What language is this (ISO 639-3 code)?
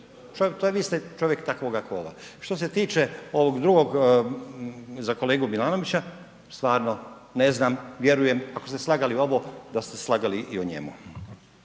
hrv